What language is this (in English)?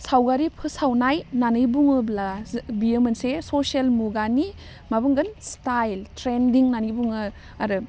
Bodo